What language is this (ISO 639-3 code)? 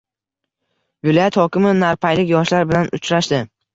uzb